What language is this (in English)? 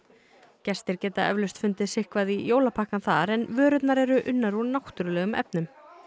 Icelandic